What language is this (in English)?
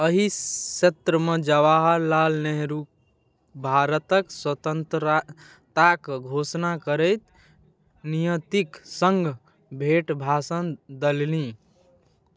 Maithili